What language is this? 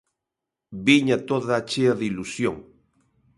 Galician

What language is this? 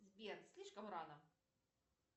Russian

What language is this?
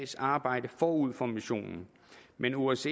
Danish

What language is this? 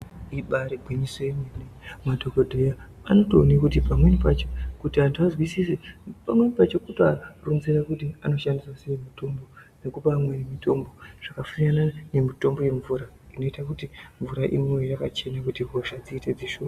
Ndau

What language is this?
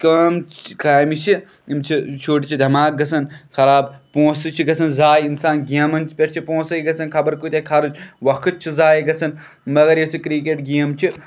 Kashmiri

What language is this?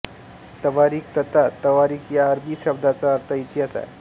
Marathi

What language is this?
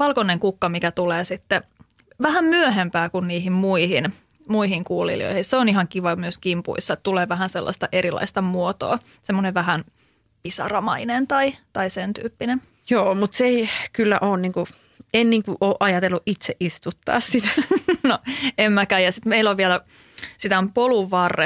Finnish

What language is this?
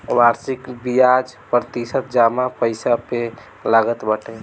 Bhojpuri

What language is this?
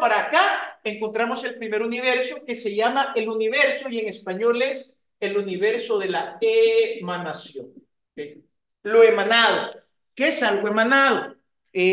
Spanish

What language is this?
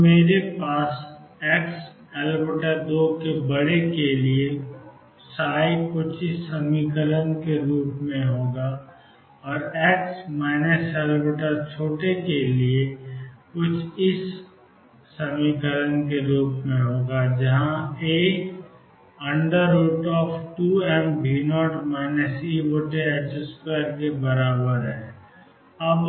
Hindi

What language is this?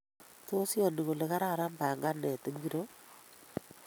Kalenjin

